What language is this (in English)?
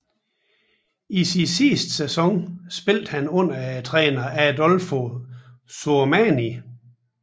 Danish